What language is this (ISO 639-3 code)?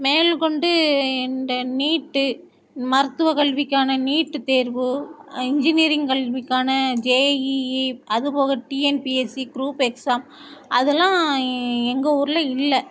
tam